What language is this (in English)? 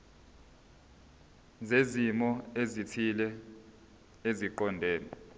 Zulu